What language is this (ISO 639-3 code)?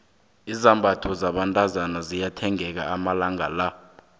nbl